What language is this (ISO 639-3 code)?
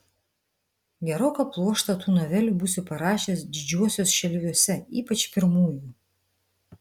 lit